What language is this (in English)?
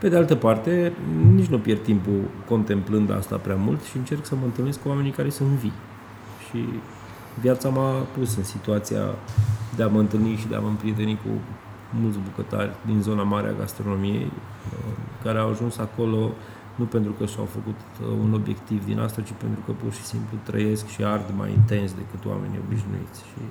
Romanian